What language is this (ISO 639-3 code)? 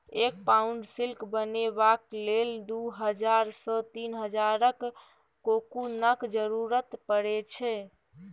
mai